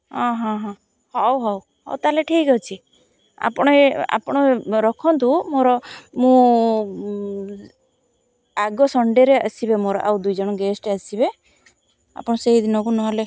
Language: Odia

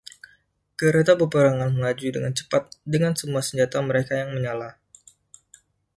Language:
Indonesian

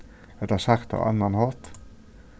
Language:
Faroese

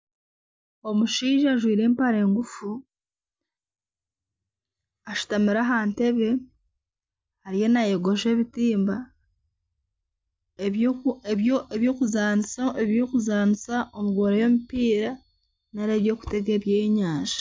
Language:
Nyankole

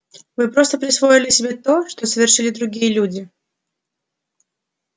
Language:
Russian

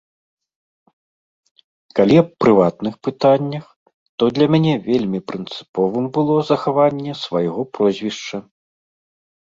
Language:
Belarusian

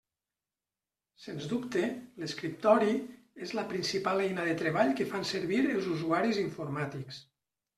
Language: Catalan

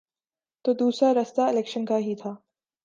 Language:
Urdu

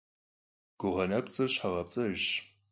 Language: Kabardian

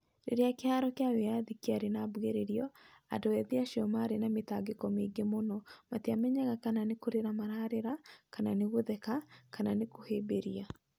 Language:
Kikuyu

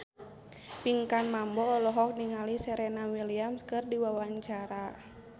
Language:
Sundanese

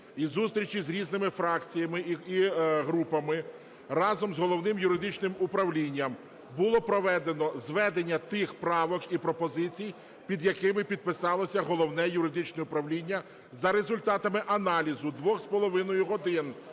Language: Ukrainian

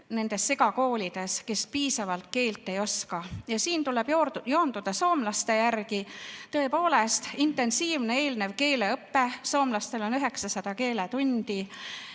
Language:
Estonian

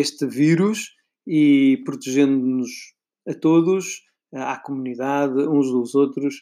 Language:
Portuguese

